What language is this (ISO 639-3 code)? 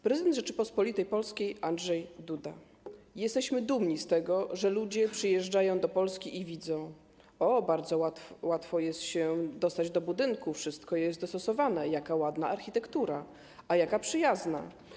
pol